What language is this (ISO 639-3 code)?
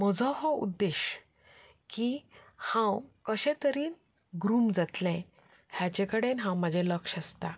kok